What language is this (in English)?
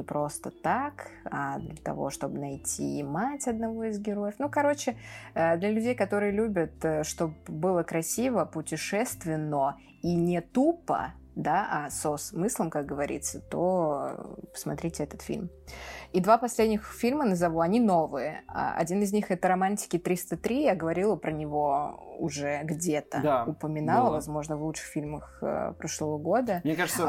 Russian